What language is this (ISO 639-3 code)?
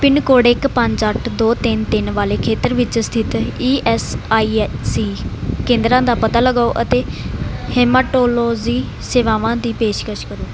pan